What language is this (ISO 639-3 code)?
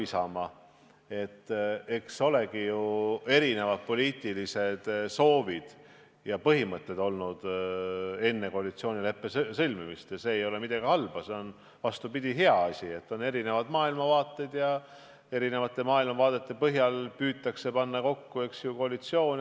est